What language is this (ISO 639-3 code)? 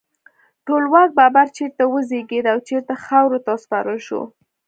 pus